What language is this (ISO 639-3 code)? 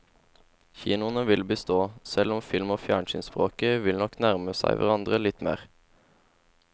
nor